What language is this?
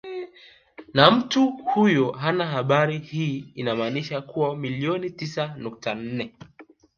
Swahili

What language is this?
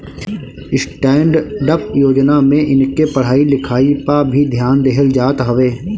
Bhojpuri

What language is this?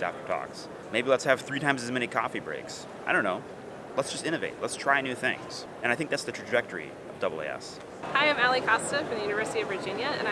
English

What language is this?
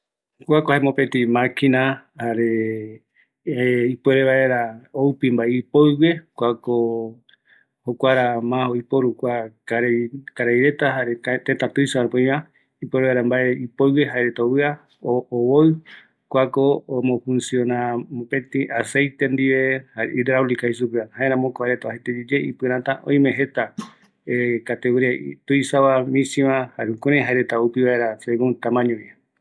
Eastern Bolivian Guaraní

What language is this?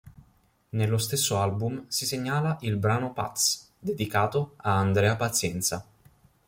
Italian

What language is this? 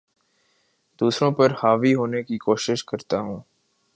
Urdu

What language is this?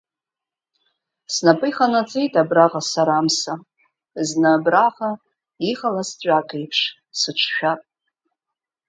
Abkhazian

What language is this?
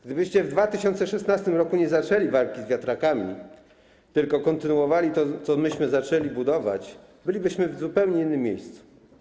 Polish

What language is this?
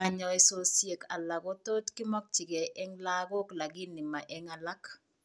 Kalenjin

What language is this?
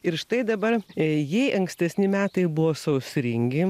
Lithuanian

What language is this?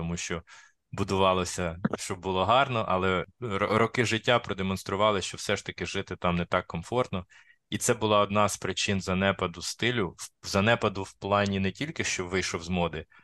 Ukrainian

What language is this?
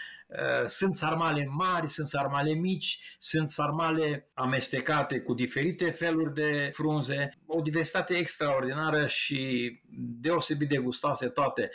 Romanian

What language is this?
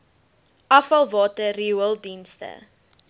Afrikaans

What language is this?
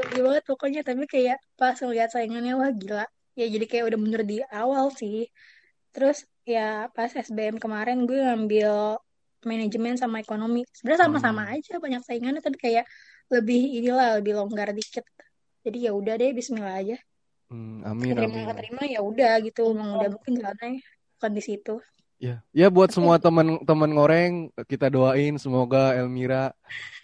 Indonesian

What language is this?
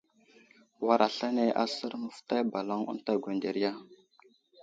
Wuzlam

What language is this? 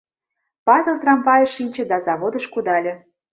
Mari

